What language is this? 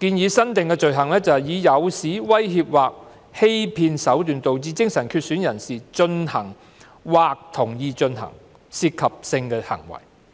Cantonese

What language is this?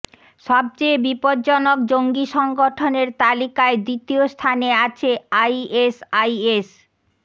Bangla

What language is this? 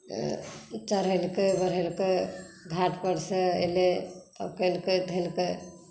Maithili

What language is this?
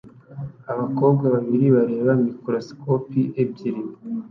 Kinyarwanda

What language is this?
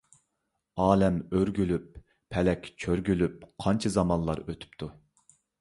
Uyghur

